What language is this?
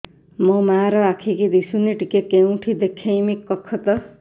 Odia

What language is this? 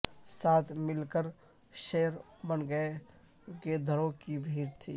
Urdu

